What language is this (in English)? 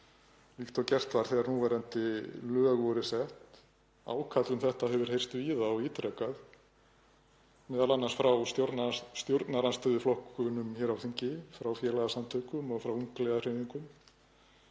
Icelandic